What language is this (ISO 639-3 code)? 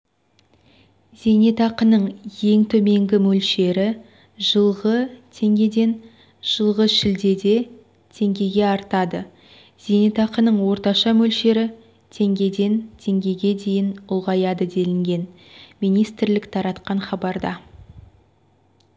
kaz